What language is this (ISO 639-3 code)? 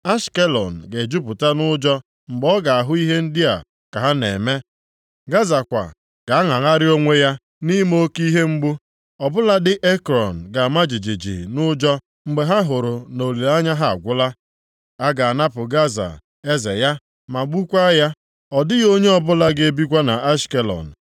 ibo